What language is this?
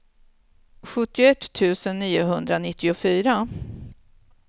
Swedish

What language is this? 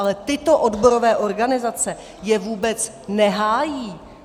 Czech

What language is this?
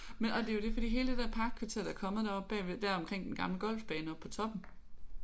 Danish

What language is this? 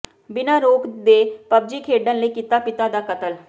Punjabi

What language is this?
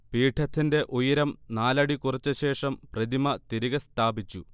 Malayalam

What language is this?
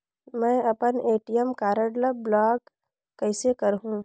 Chhattisgarhi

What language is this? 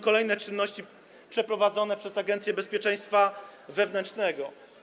Polish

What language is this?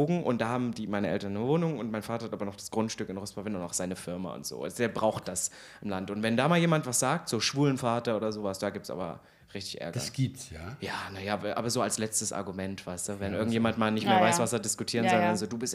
German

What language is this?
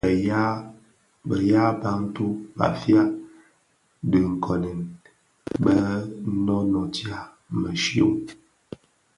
Bafia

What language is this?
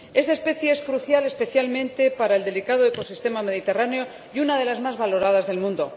Spanish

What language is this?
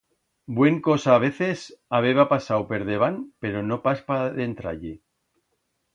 Aragonese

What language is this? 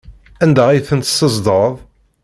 Kabyle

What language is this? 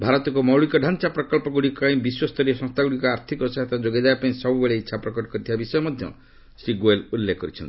Odia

